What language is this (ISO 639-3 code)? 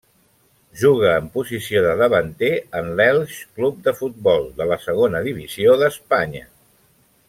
cat